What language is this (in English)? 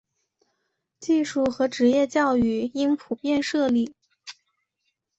Chinese